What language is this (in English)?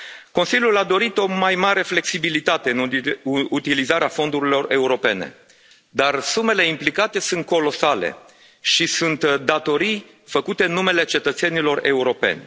Romanian